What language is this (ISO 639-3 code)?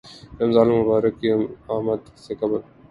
urd